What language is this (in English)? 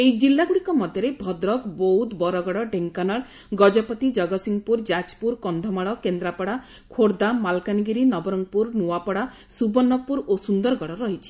Odia